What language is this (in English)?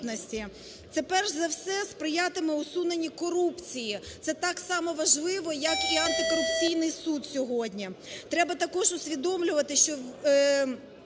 Ukrainian